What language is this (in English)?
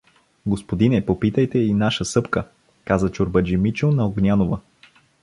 Bulgarian